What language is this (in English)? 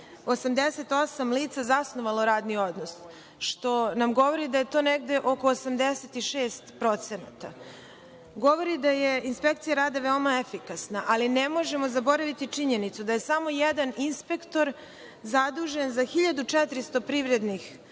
Serbian